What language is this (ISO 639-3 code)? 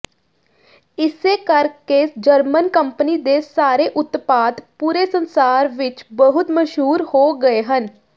pan